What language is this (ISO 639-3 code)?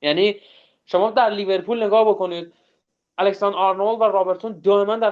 fas